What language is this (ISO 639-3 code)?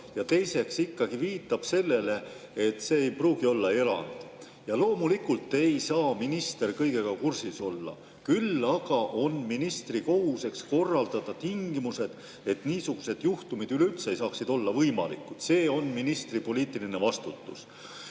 est